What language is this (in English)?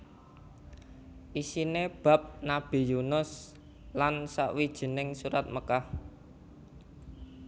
Javanese